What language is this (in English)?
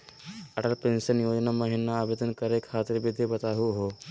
Magahi